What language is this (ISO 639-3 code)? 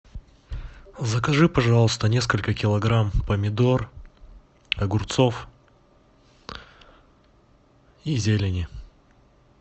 rus